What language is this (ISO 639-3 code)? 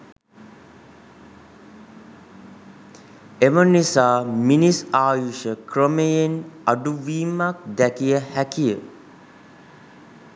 sin